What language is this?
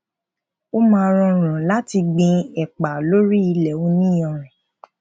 Yoruba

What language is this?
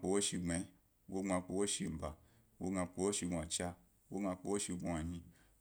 Gbari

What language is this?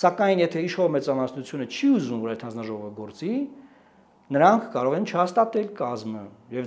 Romanian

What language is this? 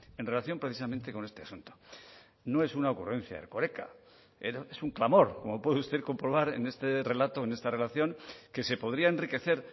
Spanish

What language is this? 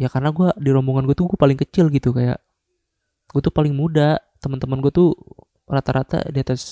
Indonesian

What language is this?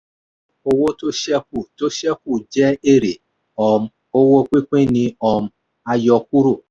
Yoruba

